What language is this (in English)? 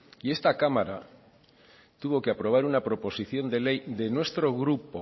Spanish